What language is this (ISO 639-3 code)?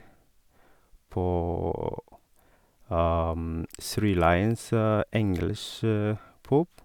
nor